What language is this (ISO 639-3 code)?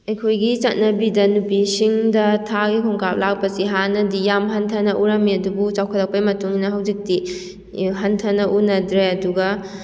mni